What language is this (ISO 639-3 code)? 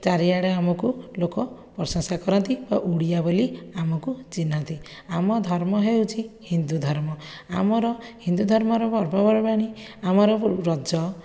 ori